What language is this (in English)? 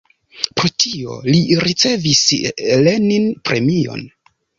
Esperanto